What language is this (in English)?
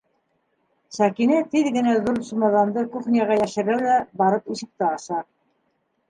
Bashkir